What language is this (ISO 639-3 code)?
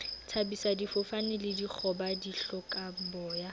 sot